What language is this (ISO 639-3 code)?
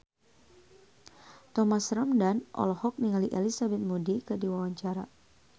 sun